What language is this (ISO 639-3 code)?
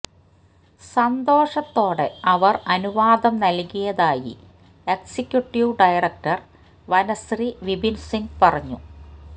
mal